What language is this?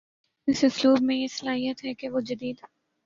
Urdu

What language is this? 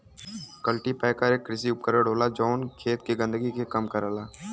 Bhojpuri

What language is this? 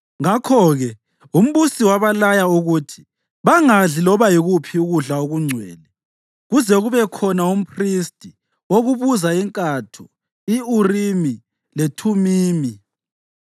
North Ndebele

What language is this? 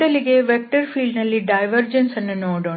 Kannada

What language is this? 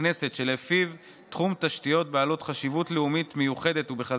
Hebrew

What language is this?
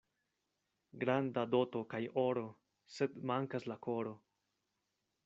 Esperanto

